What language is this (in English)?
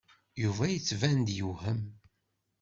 Kabyle